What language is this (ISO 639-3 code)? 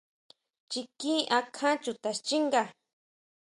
mau